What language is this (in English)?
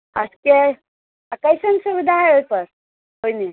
Maithili